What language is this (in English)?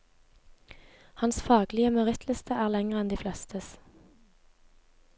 Norwegian